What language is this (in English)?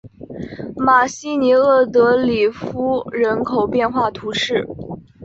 Chinese